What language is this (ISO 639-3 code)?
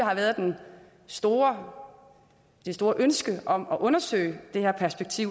dan